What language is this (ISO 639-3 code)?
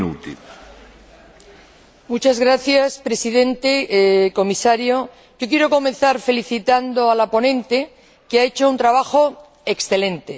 spa